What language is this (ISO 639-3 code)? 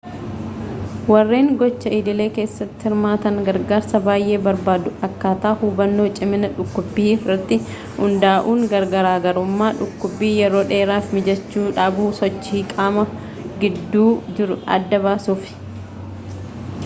orm